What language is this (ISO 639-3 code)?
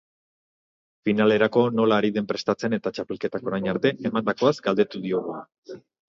eus